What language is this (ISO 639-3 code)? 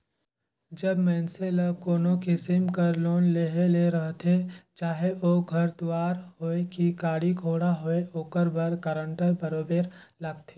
hne